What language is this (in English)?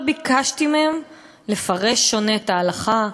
Hebrew